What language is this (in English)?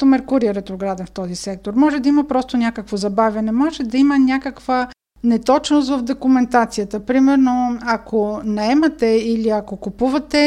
Bulgarian